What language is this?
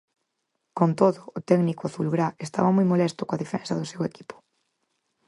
Galician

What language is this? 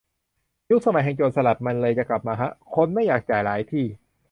Thai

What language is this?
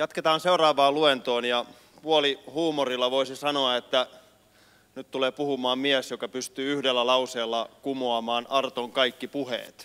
Finnish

